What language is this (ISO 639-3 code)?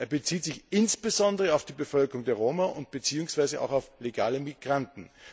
deu